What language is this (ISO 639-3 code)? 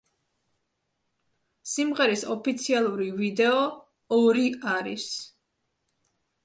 kat